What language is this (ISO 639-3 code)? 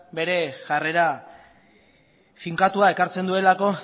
eus